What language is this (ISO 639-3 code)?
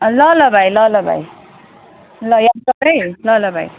nep